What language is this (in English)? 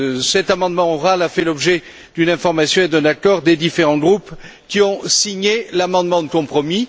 French